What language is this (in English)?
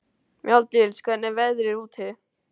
Icelandic